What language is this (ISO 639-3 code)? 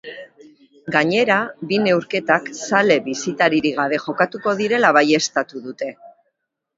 eus